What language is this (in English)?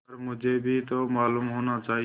Hindi